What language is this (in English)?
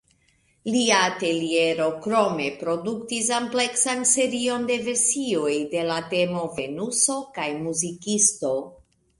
Esperanto